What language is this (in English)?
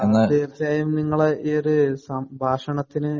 Malayalam